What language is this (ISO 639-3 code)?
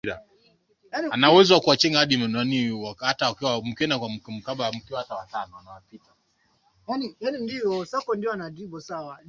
swa